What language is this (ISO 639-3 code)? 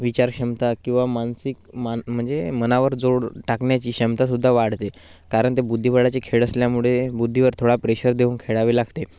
mar